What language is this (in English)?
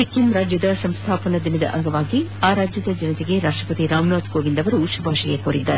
Kannada